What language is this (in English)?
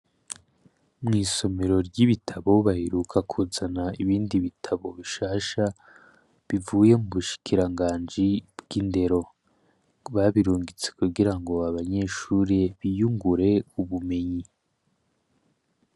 Rundi